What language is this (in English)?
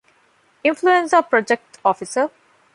Divehi